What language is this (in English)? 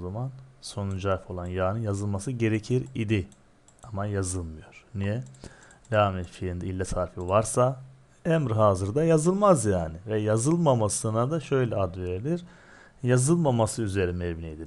Turkish